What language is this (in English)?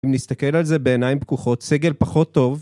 Hebrew